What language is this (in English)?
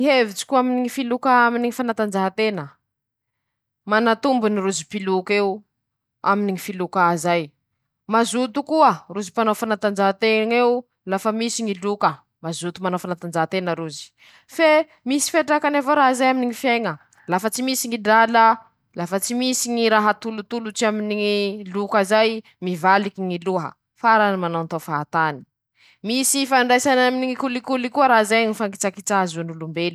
Masikoro Malagasy